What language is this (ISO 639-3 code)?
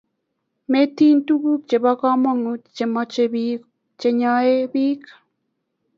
kln